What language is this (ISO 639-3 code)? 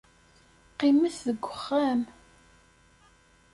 kab